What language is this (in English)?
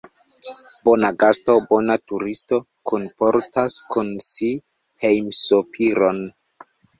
Esperanto